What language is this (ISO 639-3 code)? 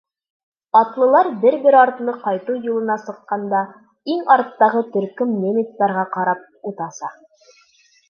bak